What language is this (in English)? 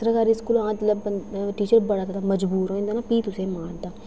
Dogri